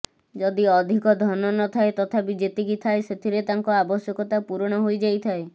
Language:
Odia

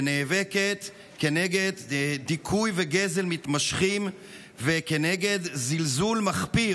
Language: Hebrew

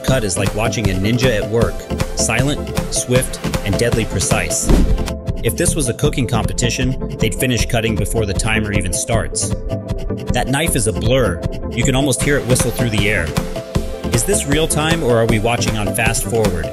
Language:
English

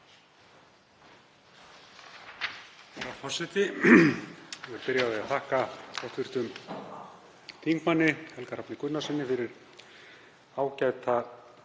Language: Icelandic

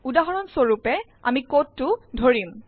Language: Assamese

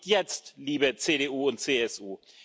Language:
German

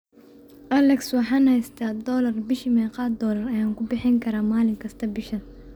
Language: Somali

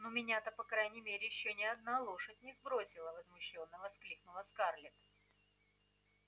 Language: Russian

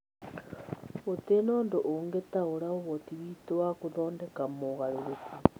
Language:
Kikuyu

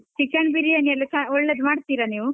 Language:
Kannada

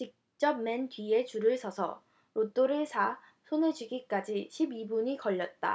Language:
Korean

